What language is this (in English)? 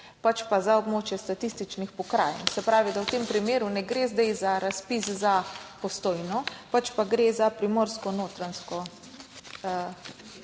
Slovenian